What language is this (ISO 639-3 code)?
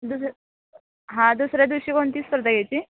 mar